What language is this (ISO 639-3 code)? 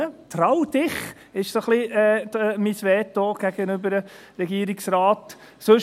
gsw